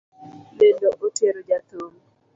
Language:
Luo (Kenya and Tanzania)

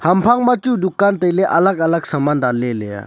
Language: Wancho Naga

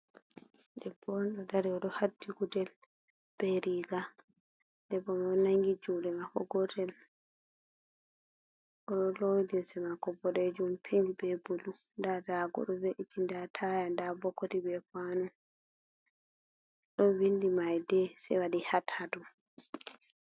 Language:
Fula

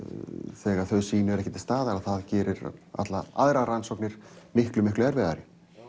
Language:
Icelandic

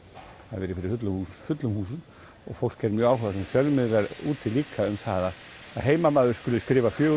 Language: Icelandic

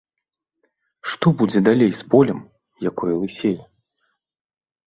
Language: Belarusian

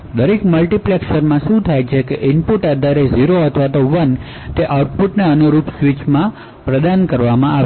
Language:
Gujarati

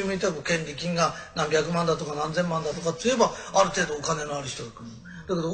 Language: Japanese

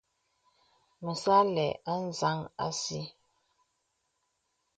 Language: Bebele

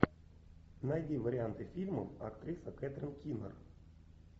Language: Russian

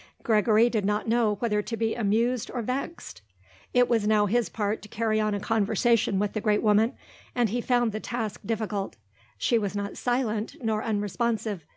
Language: English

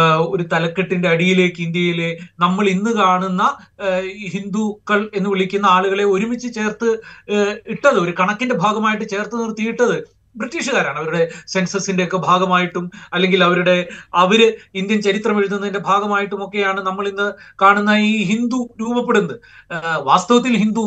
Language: Malayalam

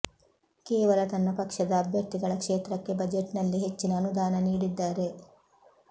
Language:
Kannada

